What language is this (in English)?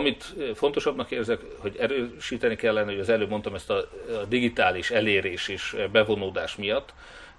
Hungarian